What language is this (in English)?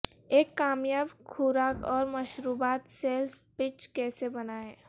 Urdu